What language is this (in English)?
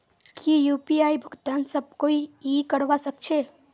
Magahi